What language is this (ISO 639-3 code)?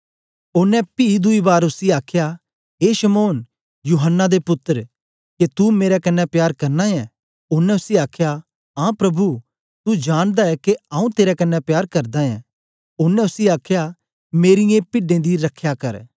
doi